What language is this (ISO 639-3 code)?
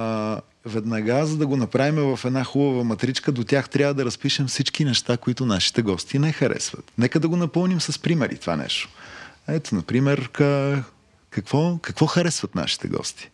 bul